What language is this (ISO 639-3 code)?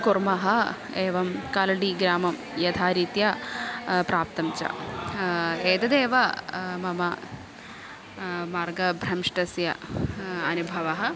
san